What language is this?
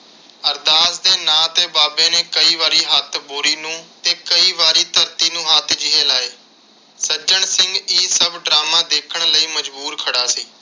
Punjabi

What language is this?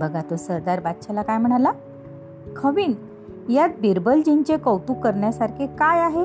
Marathi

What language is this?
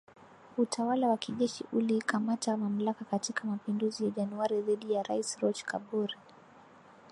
Swahili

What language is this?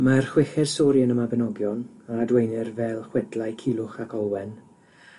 Welsh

